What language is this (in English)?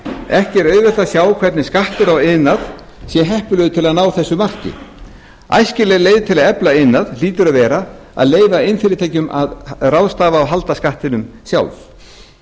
Icelandic